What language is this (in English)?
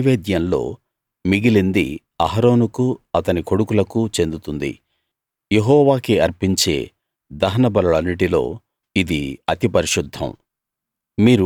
Telugu